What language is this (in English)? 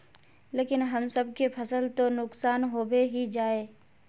Magahi